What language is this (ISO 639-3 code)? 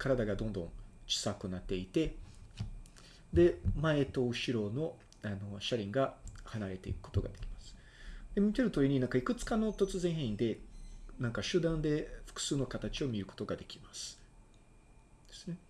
jpn